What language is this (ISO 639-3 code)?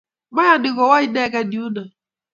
kln